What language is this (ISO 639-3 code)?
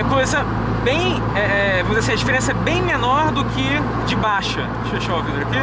por